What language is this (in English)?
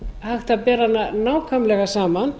Icelandic